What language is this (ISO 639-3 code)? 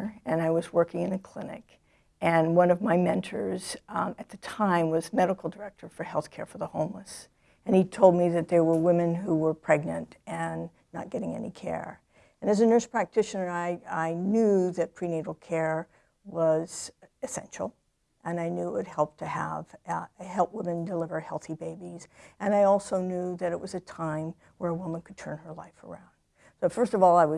eng